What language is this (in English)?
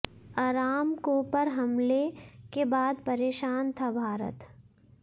Hindi